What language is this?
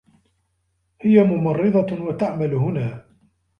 Arabic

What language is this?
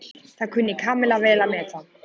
Icelandic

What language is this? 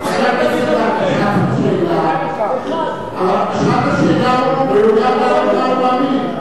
Hebrew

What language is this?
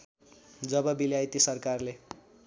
Nepali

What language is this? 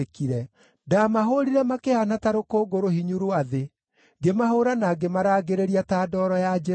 Kikuyu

